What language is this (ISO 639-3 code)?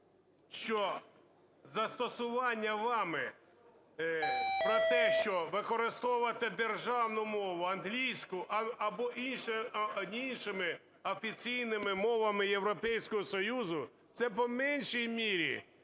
ukr